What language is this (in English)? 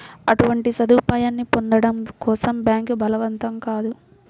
Telugu